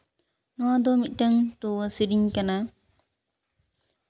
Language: Santali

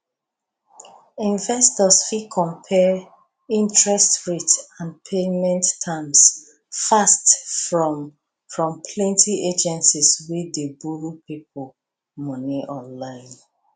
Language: Nigerian Pidgin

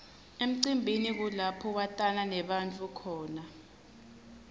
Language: Swati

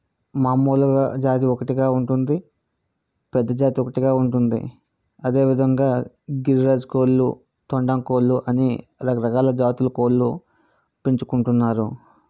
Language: Telugu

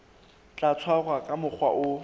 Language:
Southern Sotho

